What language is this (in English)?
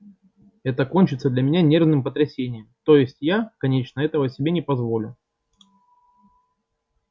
Russian